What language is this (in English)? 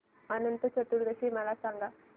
Marathi